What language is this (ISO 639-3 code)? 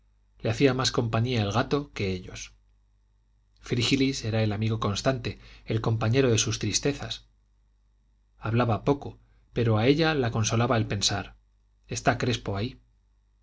spa